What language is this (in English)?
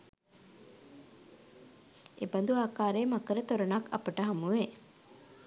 Sinhala